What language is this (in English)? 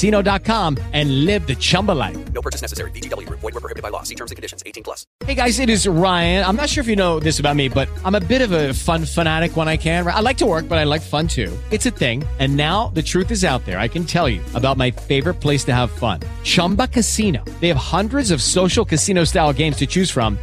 Italian